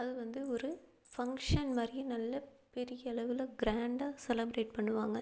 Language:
Tamil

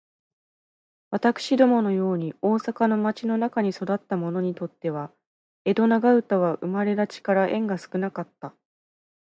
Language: Japanese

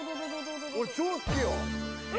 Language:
Japanese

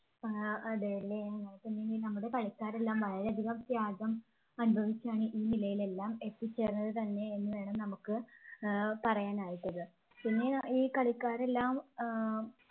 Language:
Malayalam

